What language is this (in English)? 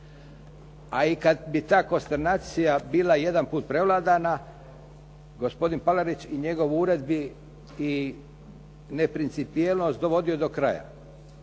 Croatian